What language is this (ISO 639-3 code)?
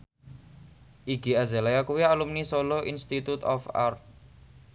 jav